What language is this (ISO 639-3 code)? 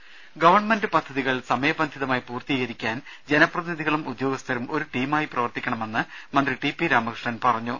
mal